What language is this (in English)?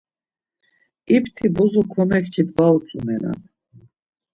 Laz